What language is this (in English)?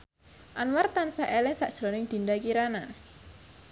Javanese